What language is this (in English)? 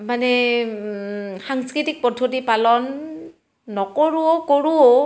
Assamese